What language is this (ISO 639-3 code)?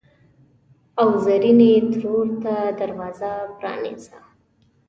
pus